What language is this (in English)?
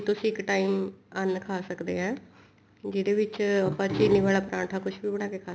Punjabi